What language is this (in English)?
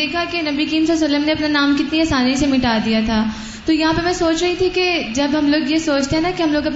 Urdu